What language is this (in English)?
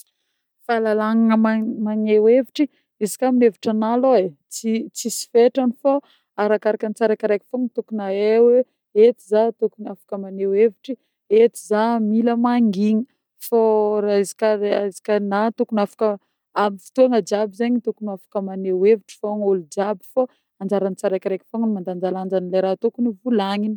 Northern Betsimisaraka Malagasy